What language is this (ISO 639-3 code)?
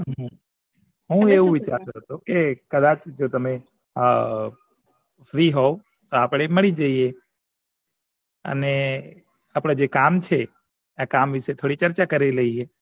guj